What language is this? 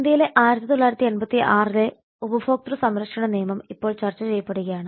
Malayalam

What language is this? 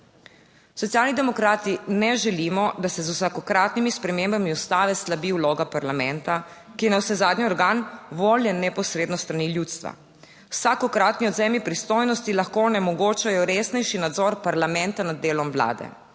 Slovenian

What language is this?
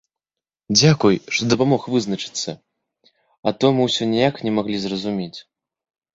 Belarusian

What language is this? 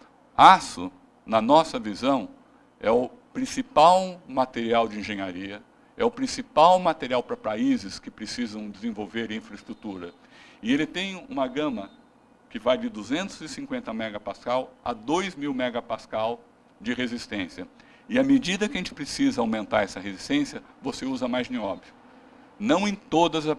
Portuguese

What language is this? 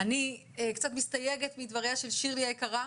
Hebrew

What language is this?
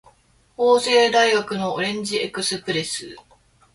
Japanese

